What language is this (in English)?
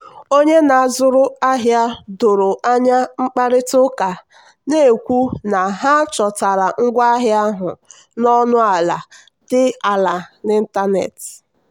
Igbo